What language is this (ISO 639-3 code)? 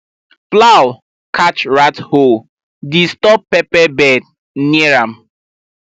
pcm